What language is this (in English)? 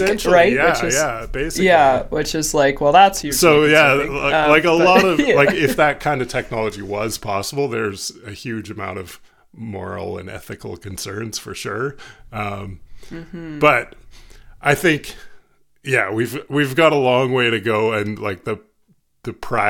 English